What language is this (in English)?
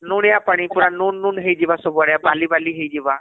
Odia